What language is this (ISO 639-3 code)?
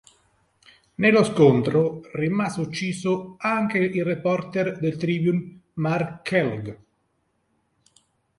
ita